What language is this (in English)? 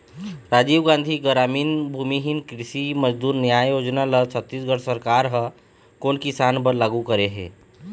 Chhattisgarhi